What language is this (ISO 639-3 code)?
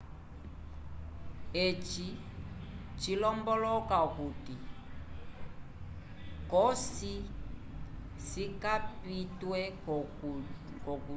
umb